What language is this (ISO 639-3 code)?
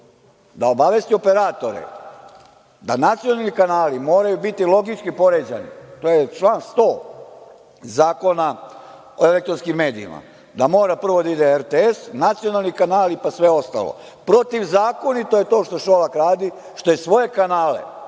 srp